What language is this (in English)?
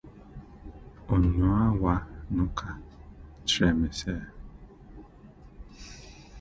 Akan